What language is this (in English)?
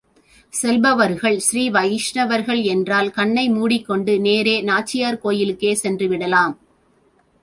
Tamil